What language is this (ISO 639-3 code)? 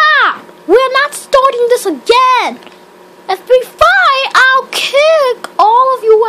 eng